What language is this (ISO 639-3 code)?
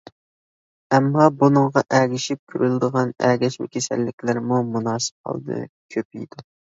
uig